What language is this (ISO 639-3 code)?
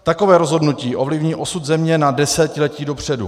ces